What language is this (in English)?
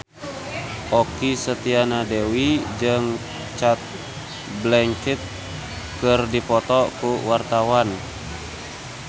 Sundanese